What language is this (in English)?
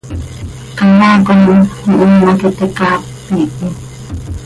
Seri